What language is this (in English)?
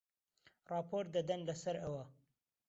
Central Kurdish